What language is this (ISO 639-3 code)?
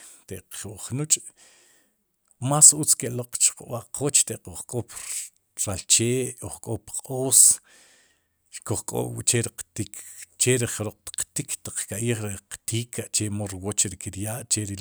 qum